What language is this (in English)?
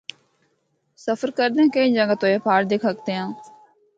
Northern Hindko